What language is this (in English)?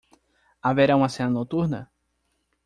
Portuguese